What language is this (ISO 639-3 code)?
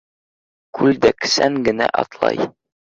bak